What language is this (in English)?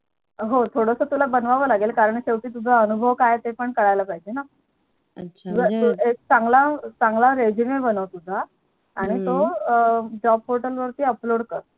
Marathi